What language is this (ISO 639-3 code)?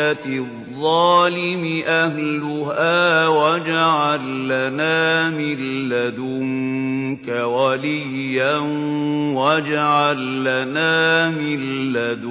ara